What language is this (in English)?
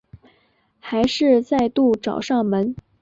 Chinese